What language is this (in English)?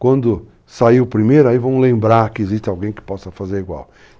Portuguese